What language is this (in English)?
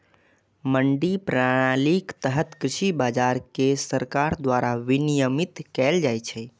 Maithili